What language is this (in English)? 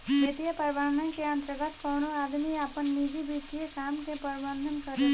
Bhojpuri